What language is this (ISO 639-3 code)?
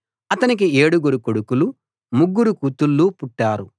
tel